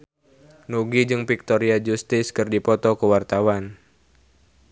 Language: Sundanese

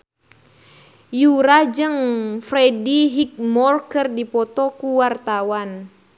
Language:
Sundanese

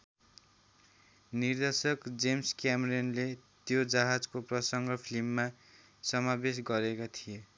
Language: Nepali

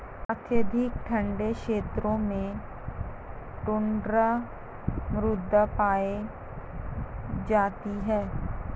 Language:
Hindi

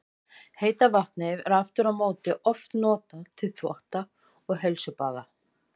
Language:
Icelandic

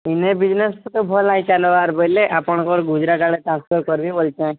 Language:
Odia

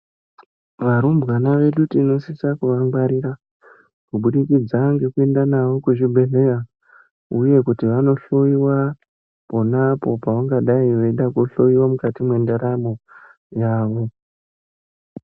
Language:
Ndau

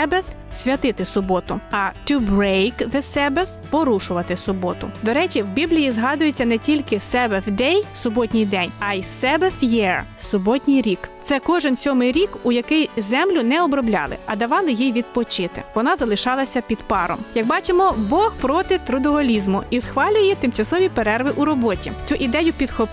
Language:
Ukrainian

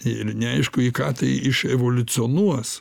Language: Lithuanian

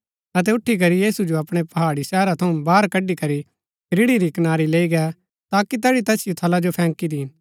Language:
Gaddi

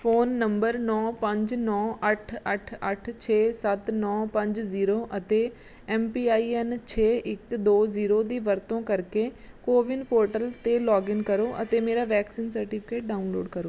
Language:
Punjabi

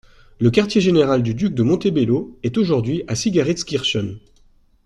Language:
French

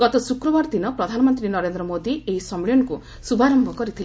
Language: Odia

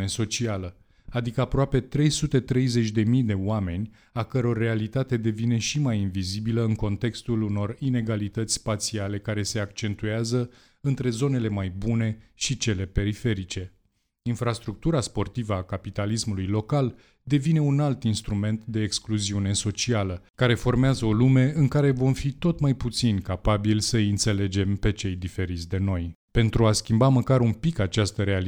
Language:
Romanian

